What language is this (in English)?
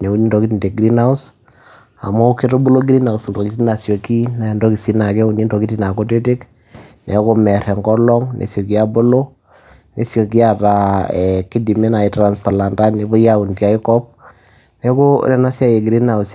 Masai